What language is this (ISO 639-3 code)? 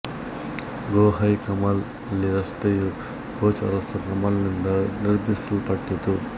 kan